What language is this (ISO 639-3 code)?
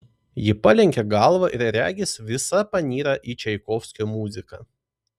lit